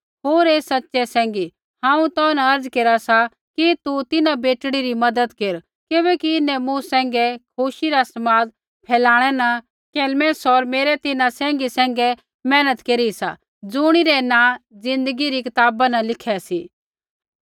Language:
Kullu Pahari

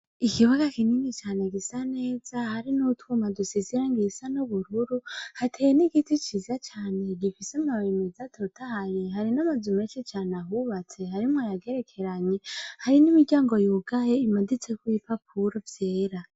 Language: Rundi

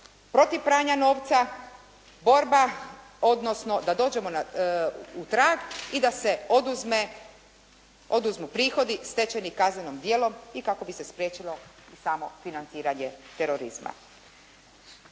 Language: Croatian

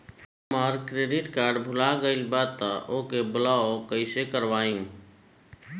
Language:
Bhojpuri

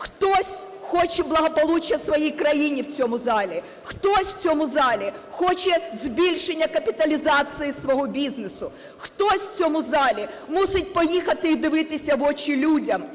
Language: Ukrainian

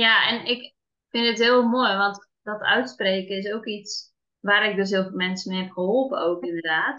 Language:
Dutch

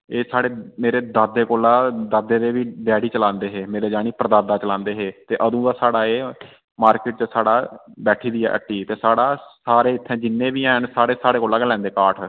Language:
Dogri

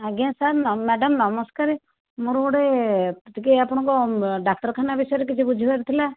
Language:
Odia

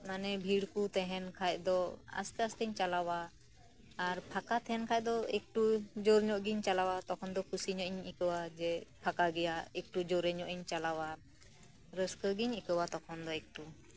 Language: Santali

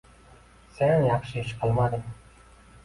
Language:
Uzbek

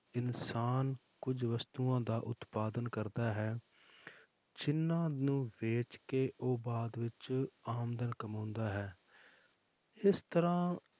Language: Punjabi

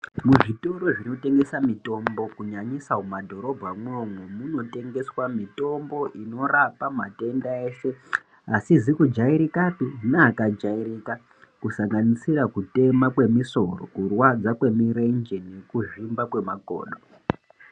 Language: Ndau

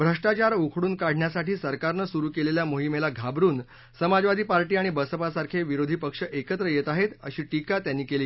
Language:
Marathi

